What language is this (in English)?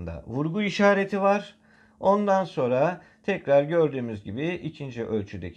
Turkish